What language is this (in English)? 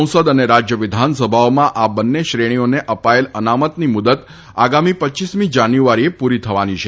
Gujarati